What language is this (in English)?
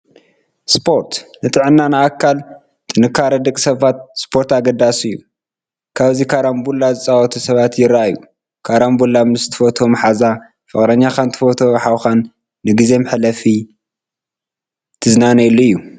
Tigrinya